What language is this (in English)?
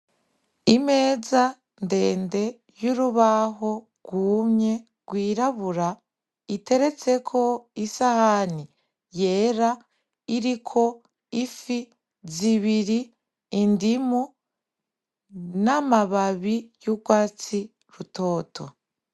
Rundi